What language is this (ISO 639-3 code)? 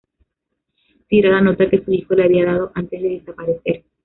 spa